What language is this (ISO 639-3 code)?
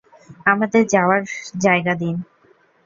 ben